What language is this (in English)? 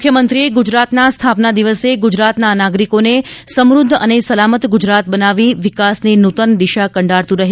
Gujarati